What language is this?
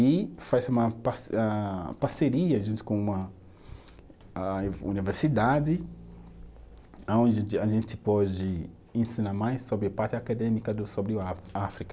Portuguese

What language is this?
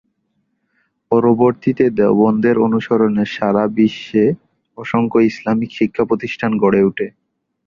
Bangla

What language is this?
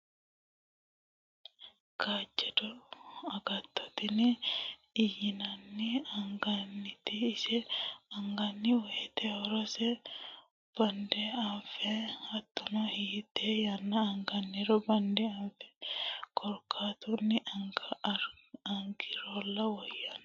Sidamo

